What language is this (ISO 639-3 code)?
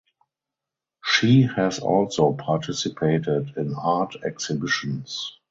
eng